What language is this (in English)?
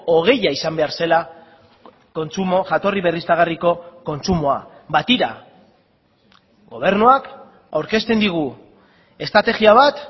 Basque